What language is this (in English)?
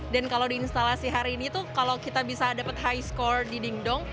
Indonesian